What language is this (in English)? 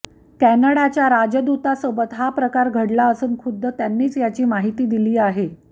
Marathi